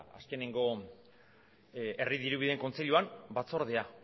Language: Basque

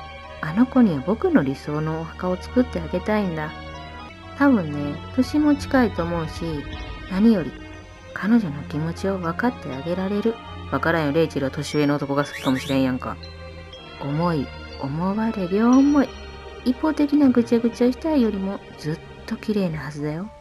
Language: Japanese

